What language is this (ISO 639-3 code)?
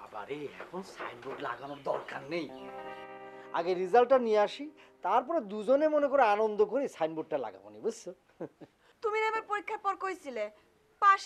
hin